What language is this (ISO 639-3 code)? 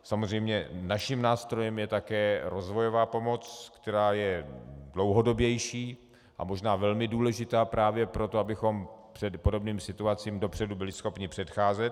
ces